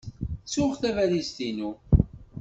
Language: Kabyle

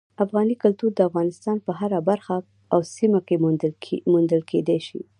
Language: Pashto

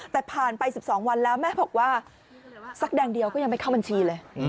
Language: Thai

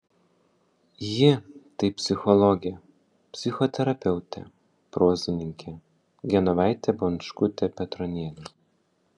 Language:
Lithuanian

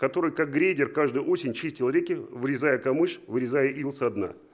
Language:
Russian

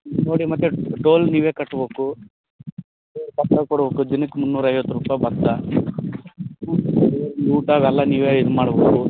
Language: Kannada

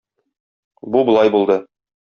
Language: Tatar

